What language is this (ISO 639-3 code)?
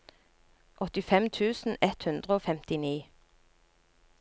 nor